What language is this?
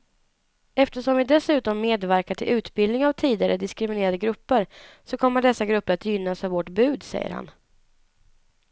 Swedish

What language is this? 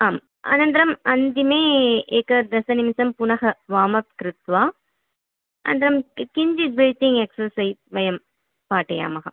Sanskrit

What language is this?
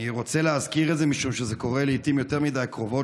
Hebrew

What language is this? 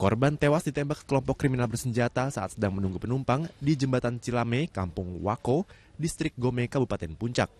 Indonesian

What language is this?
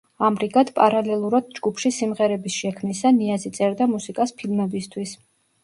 Georgian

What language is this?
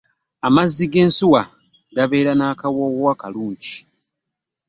Ganda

